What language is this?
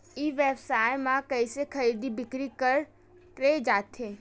Chhattisgarhi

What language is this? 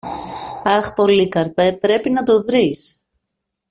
Greek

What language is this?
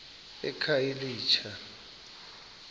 Xhosa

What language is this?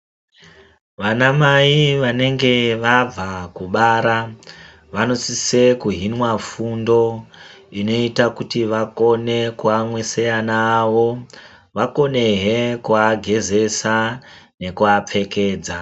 Ndau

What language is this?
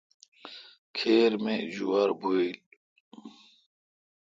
Kalkoti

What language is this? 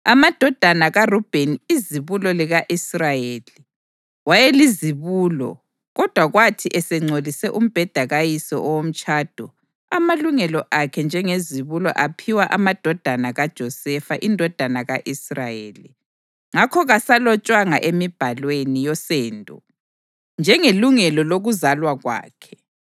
North Ndebele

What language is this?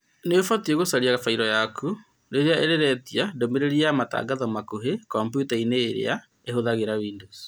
Kikuyu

